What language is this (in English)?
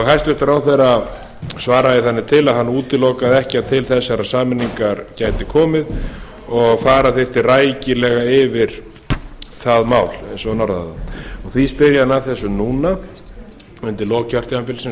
Icelandic